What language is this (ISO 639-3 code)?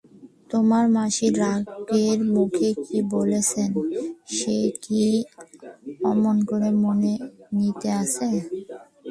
ben